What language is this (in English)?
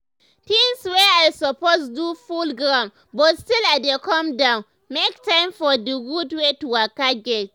Nigerian Pidgin